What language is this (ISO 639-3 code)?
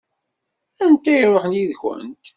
kab